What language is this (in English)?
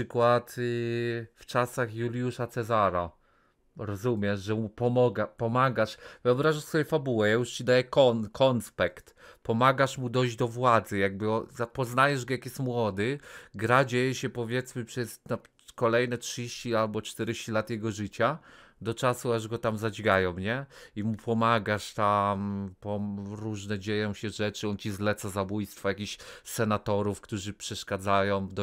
Polish